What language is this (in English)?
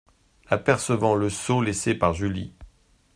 French